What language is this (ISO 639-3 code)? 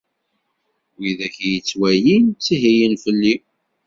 kab